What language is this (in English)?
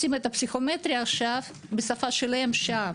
Hebrew